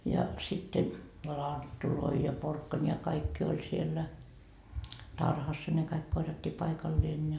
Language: Finnish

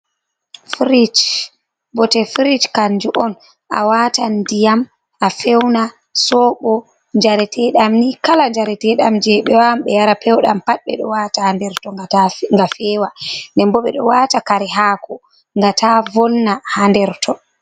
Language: Fula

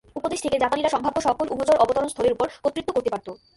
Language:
Bangla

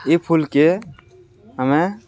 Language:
Odia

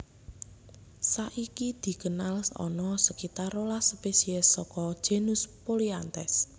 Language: Javanese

